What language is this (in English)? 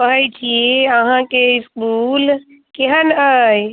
Maithili